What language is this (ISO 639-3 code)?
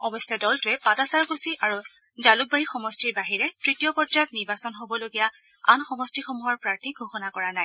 asm